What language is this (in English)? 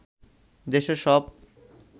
Bangla